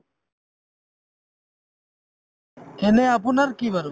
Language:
Assamese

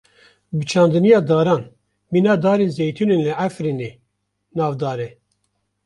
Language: Kurdish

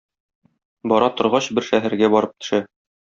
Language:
Tatar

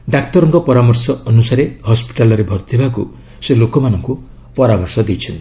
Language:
Odia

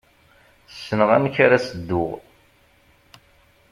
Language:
Kabyle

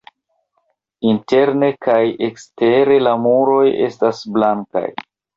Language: Esperanto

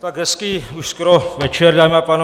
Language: Czech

